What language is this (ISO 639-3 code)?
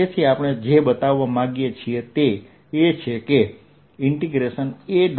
guj